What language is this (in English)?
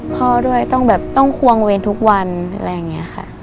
Thai